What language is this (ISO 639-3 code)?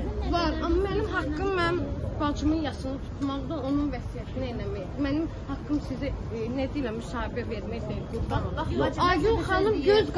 tur